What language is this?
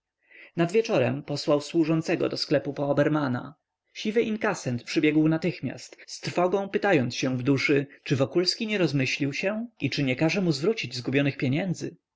Polish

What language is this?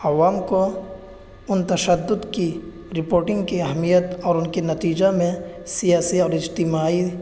Urdu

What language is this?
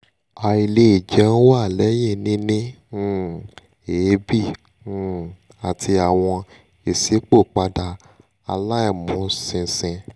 Yoruba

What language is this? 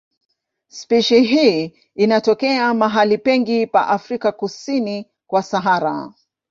Swahili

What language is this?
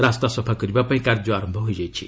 Odia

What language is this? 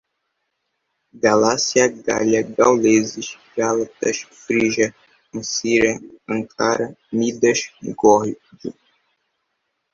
Portuguese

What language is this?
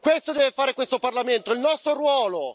Italian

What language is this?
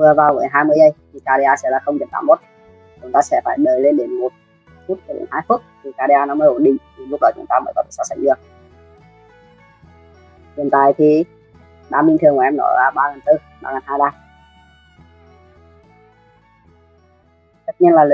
Vietnamese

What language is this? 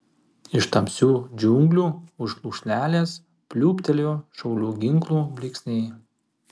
Lithuanian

